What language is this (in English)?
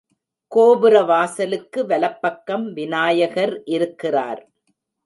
Tamil